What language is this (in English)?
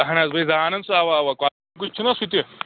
Kashmiri